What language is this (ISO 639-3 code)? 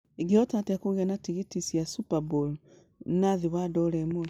kik